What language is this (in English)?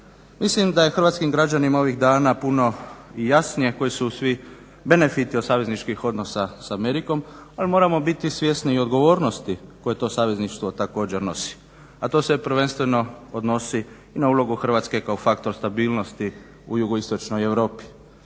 Croatian